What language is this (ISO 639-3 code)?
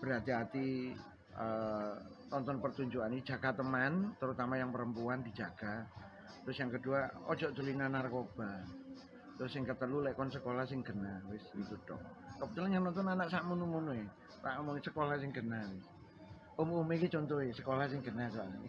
ind